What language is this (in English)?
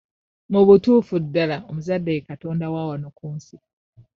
Ganda